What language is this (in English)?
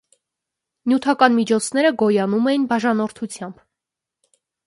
Armenian